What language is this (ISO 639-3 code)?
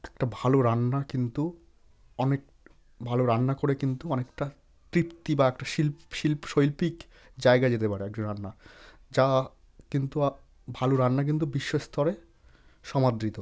ben